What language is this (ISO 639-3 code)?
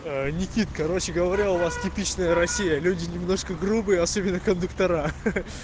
rus